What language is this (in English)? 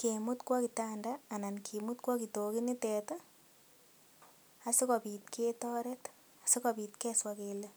Kalenjin